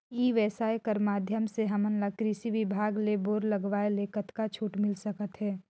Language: Chhattisgarhi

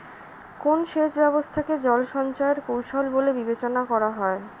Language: Bangla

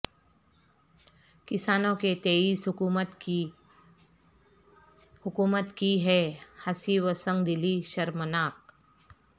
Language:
Urdu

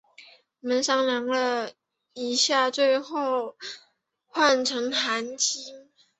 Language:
Chinese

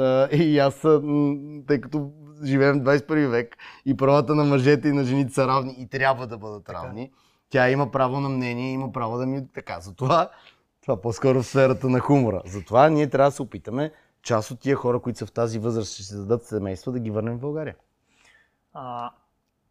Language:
Bulgarian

